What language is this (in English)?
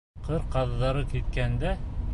Bashkir